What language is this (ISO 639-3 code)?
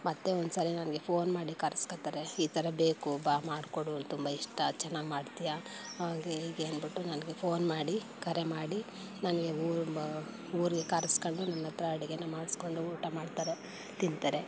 kan